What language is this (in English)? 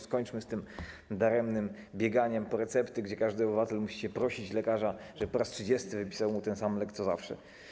Polish